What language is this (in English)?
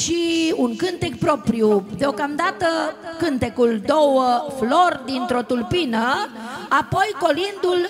Romanian